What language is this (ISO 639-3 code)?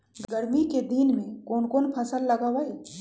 mag